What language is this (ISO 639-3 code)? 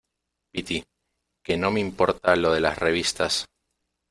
spa